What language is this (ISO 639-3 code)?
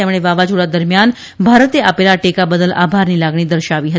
guj